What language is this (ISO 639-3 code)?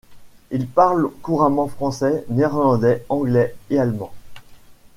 fra